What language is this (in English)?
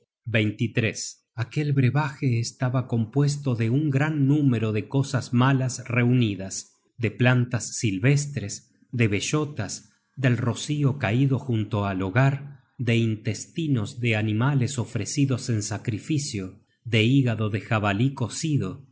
Spanish